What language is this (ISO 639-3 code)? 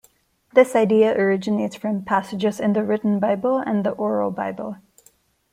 eng